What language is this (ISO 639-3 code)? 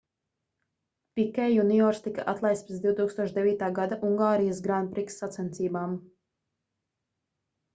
lav